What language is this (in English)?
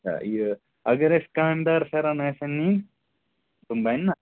Kashmiri